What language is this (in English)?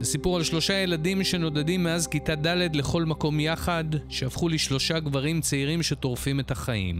Hebrew